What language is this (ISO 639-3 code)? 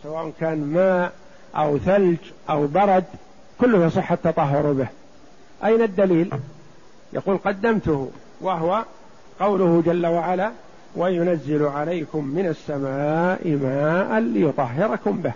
ara